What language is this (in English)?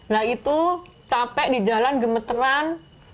Indonesian